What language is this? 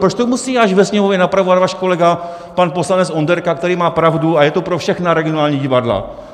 Czech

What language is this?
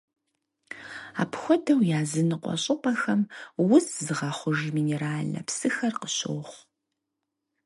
Kabardian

